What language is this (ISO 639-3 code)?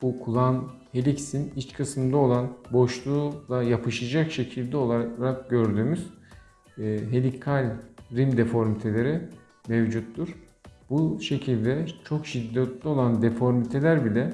tur